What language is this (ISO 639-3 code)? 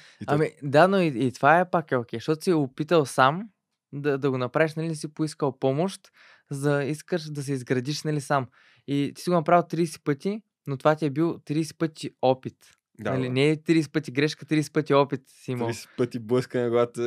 bul